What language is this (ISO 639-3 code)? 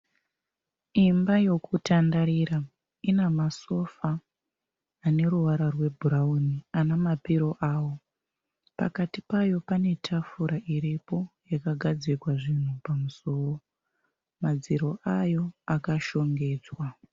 sna